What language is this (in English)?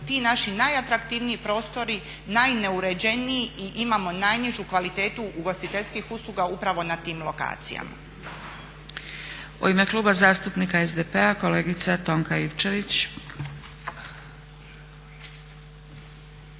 Croatian